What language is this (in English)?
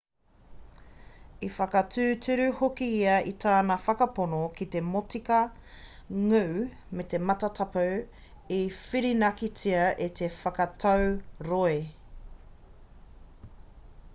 Māori